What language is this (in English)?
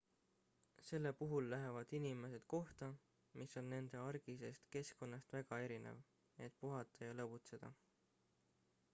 Estonian